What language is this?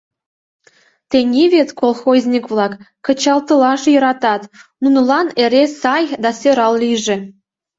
Mari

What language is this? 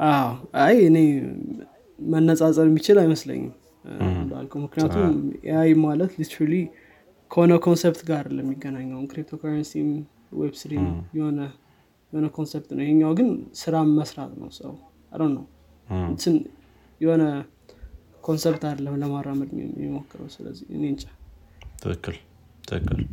Amharic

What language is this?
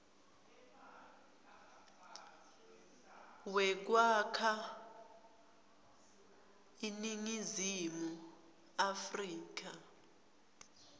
Swati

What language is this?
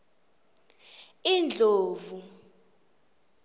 Swati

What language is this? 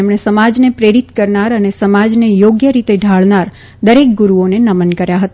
Gujarati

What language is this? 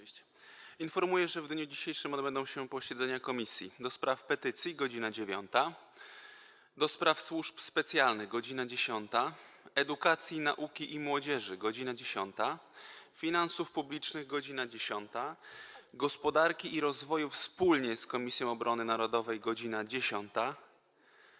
Polish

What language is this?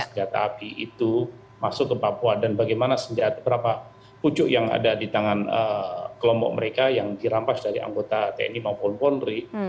Indonesian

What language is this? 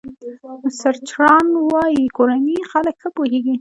Pashto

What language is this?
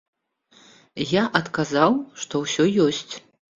Belarusian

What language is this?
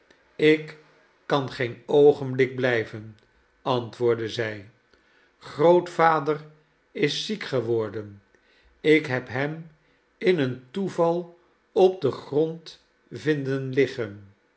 Dutch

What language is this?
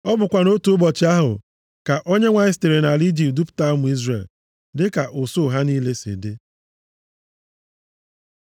Igbo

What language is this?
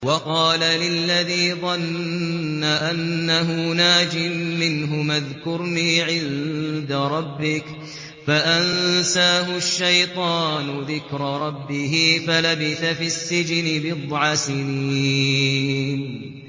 Arabic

